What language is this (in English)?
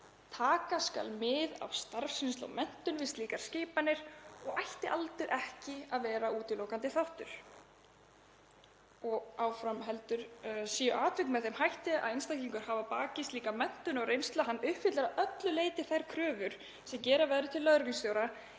Icelandic